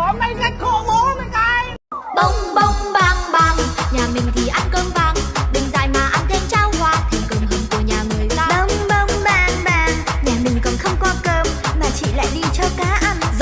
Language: Vietnamese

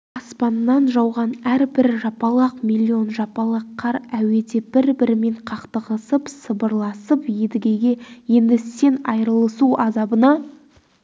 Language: Kazakh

